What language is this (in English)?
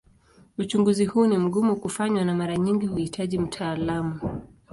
Swahili